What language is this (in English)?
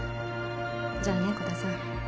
Japanese